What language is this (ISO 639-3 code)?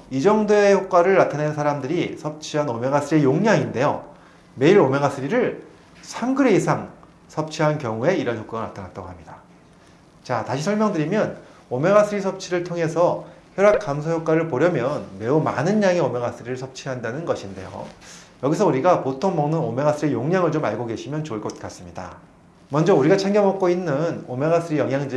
kor